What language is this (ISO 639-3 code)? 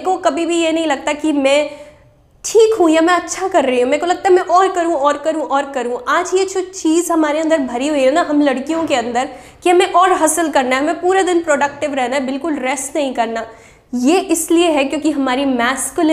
hin